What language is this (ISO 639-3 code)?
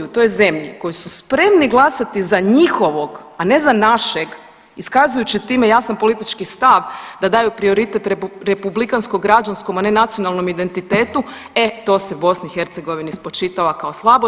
hrv